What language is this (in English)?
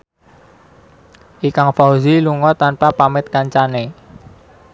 Javanese